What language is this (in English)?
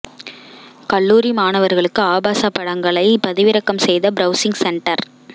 Tamil